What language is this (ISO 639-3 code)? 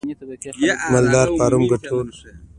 pus